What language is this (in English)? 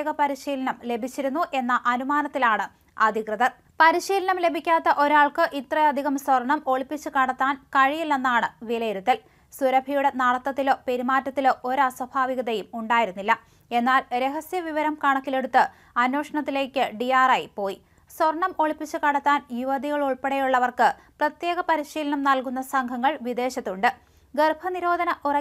Malayalam